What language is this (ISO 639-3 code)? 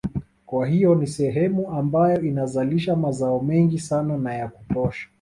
swa